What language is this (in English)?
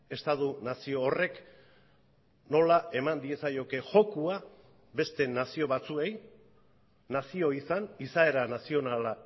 Basque